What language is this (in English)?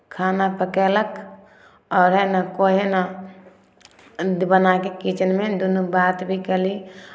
Maithili